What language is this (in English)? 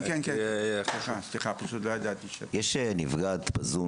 Hebrew